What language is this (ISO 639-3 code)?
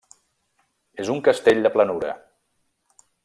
cat